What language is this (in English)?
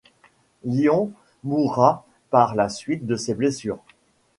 French